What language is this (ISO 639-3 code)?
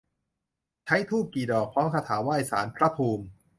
tha